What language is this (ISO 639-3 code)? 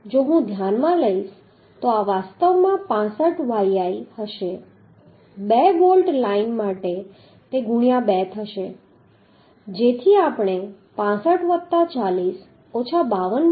guj